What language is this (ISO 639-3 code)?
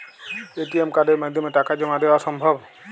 ben